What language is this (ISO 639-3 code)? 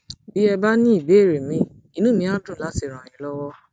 yor